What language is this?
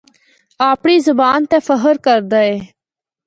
Northern Hindko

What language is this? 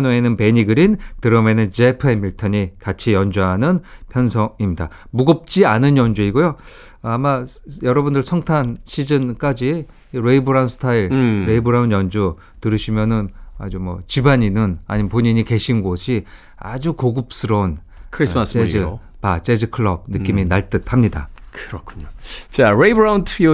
Korean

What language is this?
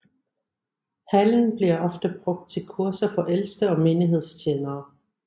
Danish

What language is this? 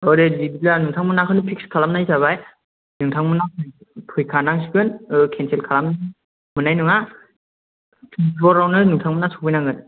Bodo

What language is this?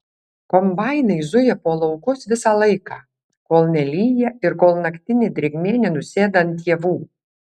Lithuanian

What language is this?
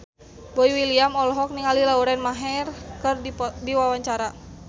Sundanese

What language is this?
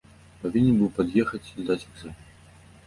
Belarusian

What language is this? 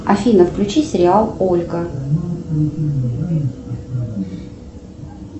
Russian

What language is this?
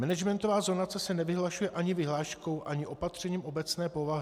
Czech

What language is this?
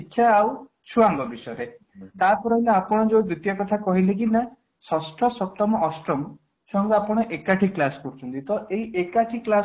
Odia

